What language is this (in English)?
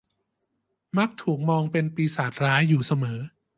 Thai